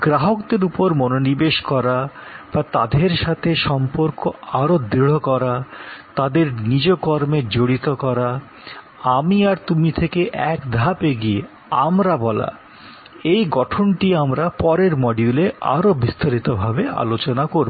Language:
Bangla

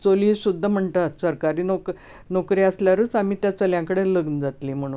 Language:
Konkani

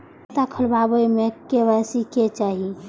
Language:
Maithili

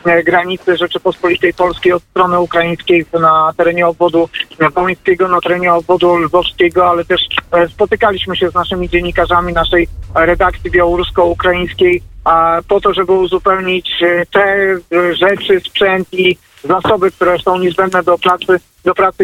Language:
Polish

